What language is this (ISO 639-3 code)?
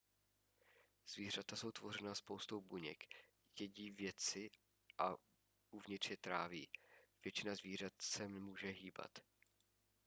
ces